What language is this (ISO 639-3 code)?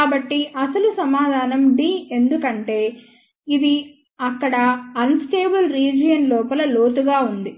tel